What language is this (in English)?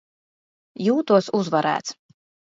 Latvian